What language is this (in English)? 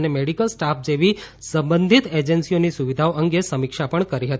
Gujarati